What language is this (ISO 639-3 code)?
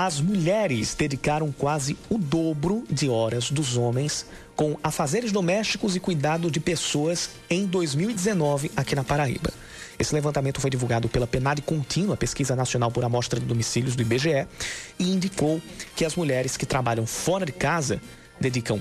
por